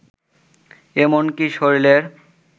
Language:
Bangla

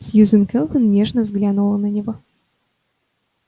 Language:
Russian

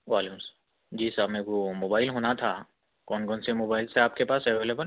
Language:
Urdu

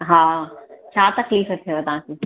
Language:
Sindhi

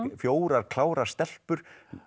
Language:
Icelandic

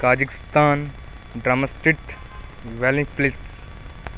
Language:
Punjabi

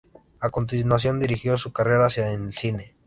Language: Spanish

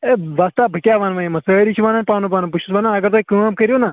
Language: Kashmiri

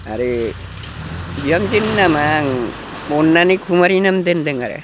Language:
Bodo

